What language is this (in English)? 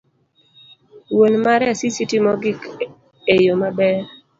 Luo (Kenya and Tanzania)